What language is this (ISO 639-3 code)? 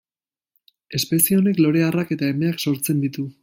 eus